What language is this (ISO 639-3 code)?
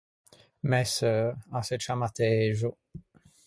lij